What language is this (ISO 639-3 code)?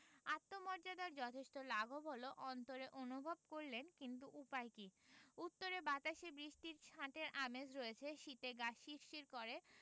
ben